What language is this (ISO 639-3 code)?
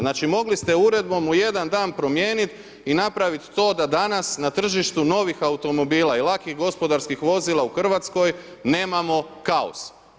hrv